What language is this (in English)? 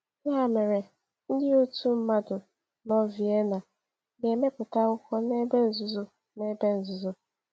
Igbo